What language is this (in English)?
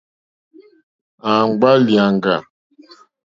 Mokpwe